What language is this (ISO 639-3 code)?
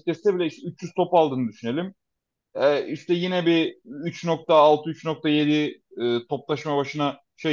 tur